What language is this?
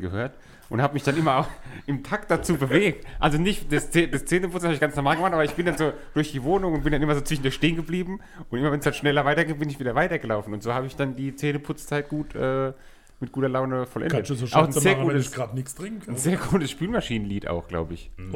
German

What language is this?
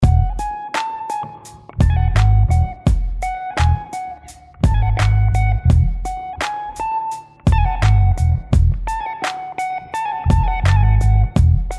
French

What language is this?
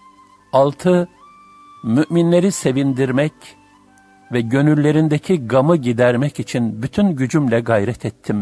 Turkish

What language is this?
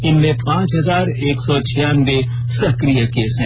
Hindi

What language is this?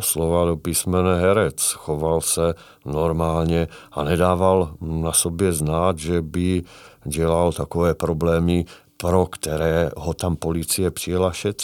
Czech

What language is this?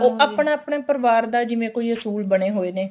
Punjabi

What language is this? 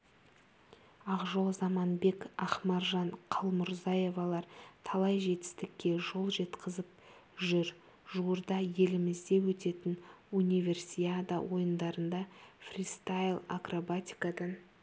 Kazakh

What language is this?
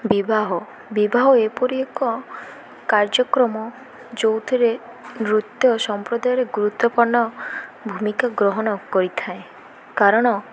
Odia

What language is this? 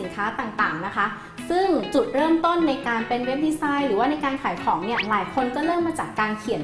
Thai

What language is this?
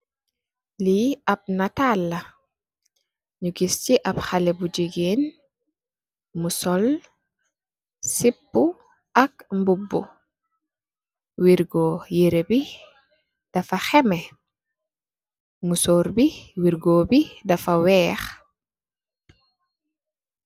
Wolof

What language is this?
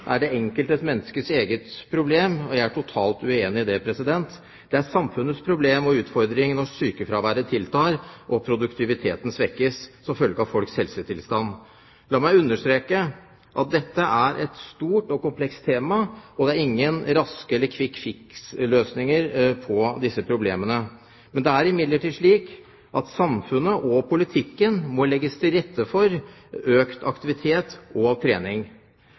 Norwegian Bokmål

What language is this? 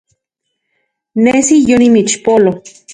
Central Puebla Nahuatl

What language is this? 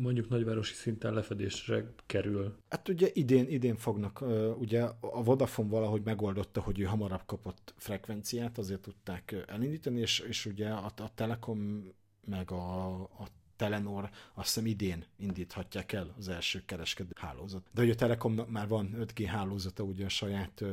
Hungarian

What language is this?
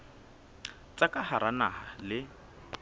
Southern Sotho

